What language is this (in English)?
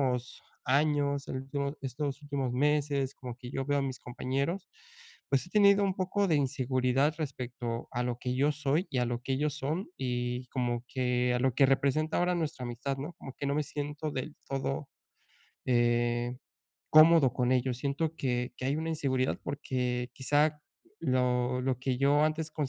Spanish